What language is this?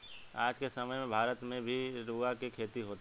Bhojpuri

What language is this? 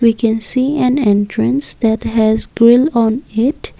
English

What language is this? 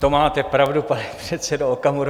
Czech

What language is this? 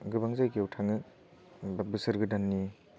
Bodo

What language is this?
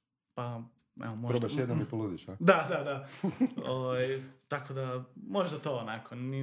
Croatian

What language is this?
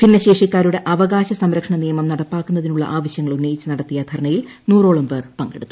Malayalam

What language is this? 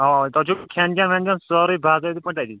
Kashmiri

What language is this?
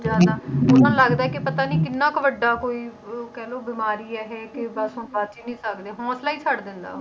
Punjabi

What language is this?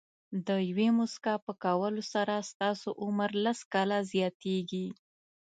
Pashto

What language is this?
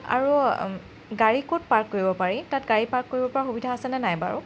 Assamese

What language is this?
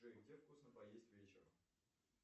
Russian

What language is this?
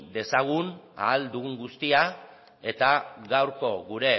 Basque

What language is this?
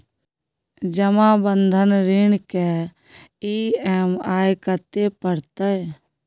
Maithili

